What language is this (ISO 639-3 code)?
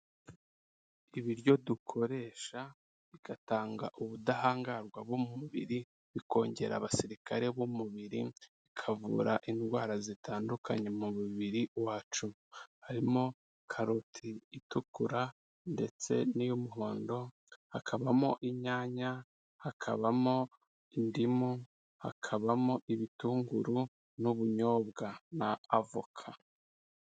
kin